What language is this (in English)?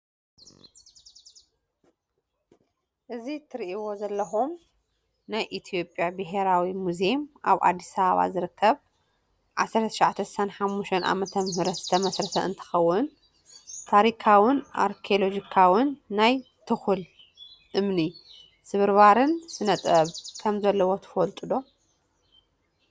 Tigrinya